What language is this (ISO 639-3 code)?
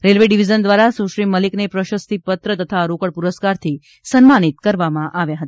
guj